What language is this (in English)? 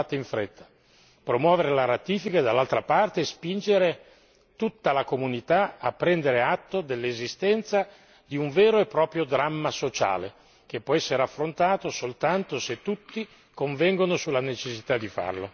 Italian